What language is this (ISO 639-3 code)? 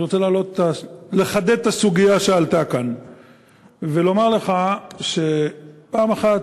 heb